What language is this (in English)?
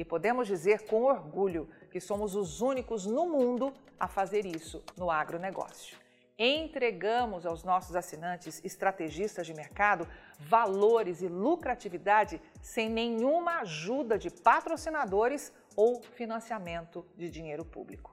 Portuguese